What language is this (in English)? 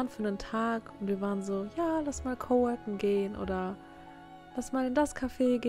German